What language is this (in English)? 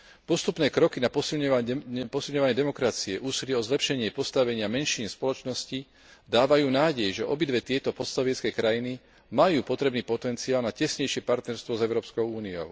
Slovak